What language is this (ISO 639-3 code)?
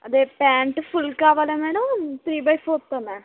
tel